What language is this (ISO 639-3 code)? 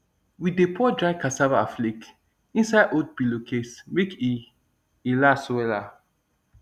pcm